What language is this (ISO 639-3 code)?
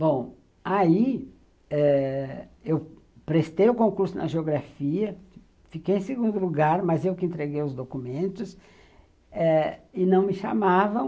por